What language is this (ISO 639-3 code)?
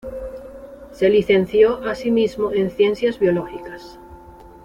spa